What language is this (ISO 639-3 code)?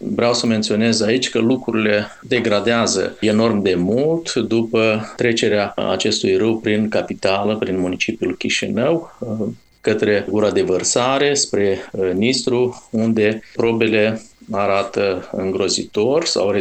ron